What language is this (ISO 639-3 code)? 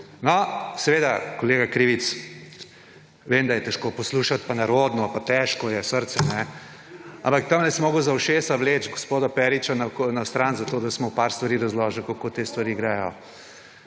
slv